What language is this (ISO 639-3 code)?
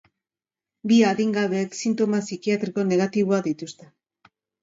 eus